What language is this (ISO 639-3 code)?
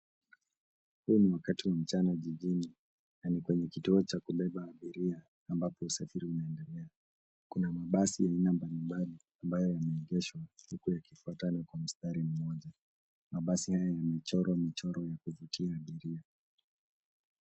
swa